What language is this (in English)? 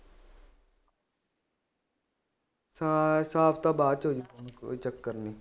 Punjabi